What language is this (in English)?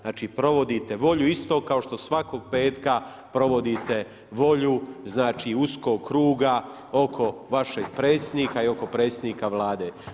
Croatian